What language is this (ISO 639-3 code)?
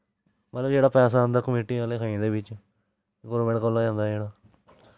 doi